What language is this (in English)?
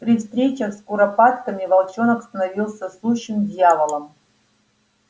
Russian